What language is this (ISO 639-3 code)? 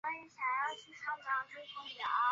zho